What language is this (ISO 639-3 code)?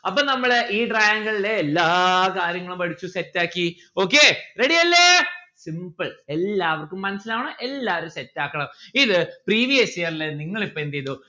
mal